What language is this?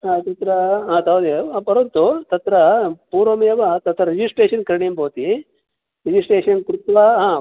Sanskrit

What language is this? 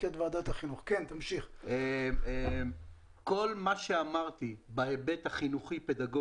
Hebrew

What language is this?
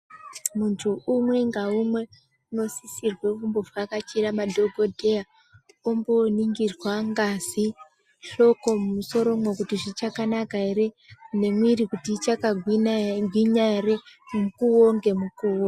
Ndau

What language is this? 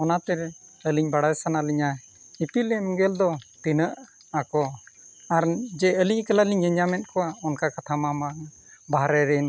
Santali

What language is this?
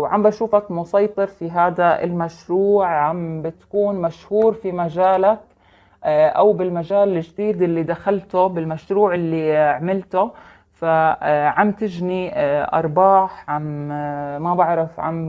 Arabic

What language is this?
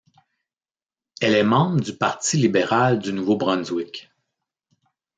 French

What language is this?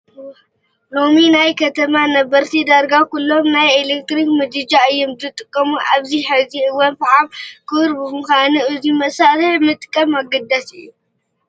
Tigrinya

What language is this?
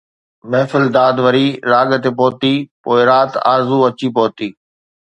Sindhi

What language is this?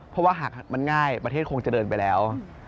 Thai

